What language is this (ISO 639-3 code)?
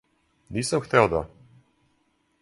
srp